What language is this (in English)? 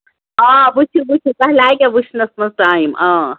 Kashmiri